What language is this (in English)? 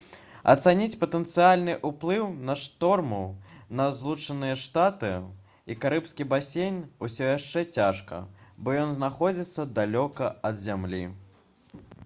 Belarusian